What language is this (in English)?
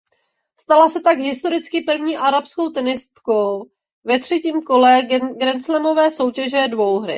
Czech